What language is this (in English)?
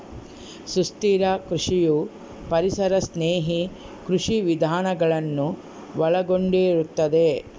Kannada